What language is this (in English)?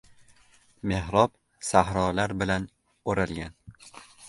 Uzbek